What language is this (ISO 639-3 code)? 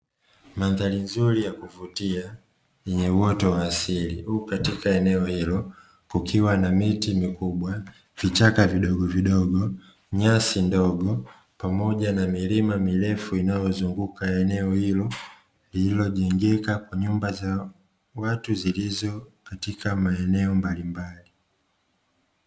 swa